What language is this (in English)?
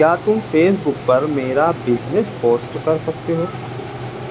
Urdu